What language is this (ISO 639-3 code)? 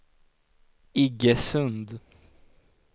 swe